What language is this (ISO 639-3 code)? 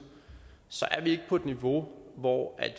dan